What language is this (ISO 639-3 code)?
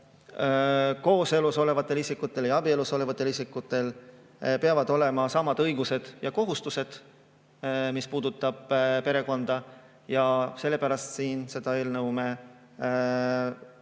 est